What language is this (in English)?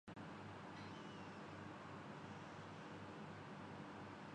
Urdu